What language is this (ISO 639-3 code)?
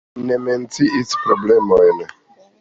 epo